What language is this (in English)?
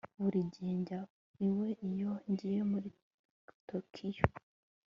Kinyarwanda